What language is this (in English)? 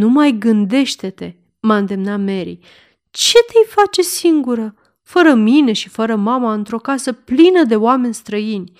Romanian